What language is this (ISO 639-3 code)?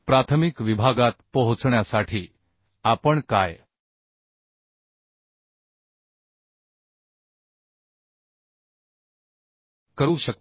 mar